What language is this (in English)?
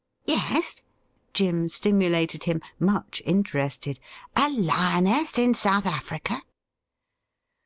English